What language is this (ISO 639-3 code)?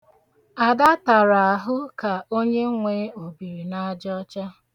ibo